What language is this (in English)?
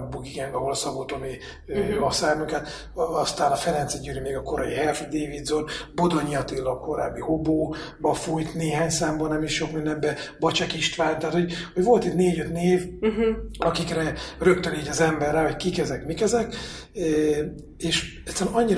Hungarian